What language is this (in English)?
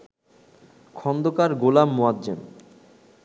Bangla